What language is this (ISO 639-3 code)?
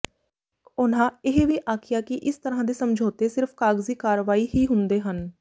pan